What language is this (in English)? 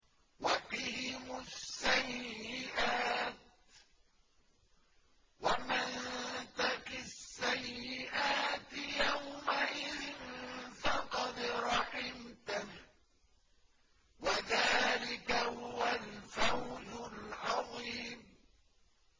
Arabic